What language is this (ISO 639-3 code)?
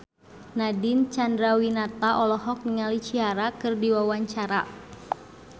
sun